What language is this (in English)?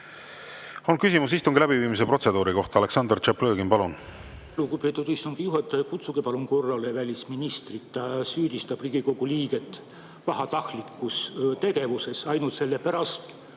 Estonian